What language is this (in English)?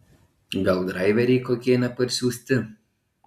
Lithuanian